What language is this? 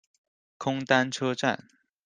Chinese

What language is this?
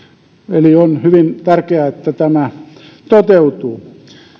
Finnish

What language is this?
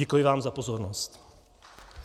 Czech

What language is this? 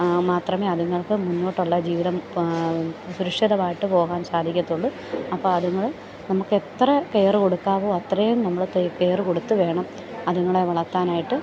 Malayalam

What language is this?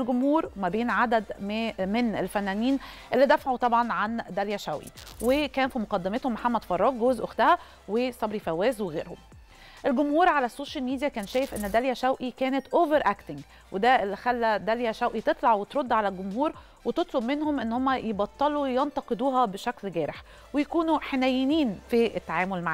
Arabic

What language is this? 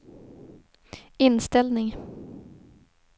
Swedish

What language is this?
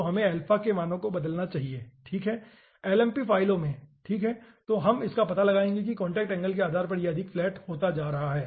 Hindi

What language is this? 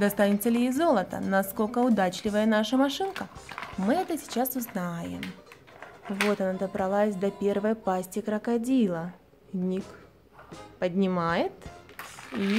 Russian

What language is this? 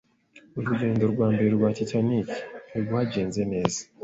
Kinyarwanda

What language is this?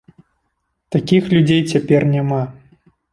Belarusian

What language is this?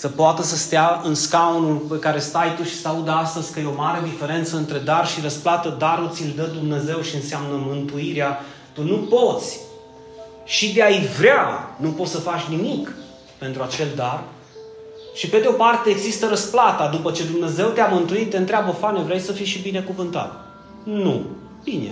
Romanian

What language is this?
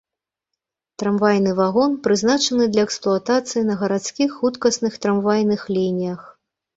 Belarusian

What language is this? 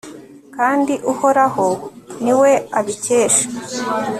Kinyarwanda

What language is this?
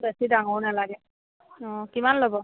Assamese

